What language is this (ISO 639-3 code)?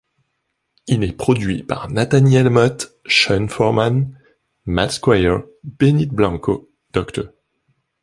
fra